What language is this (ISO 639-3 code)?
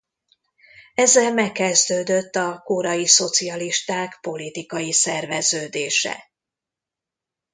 hun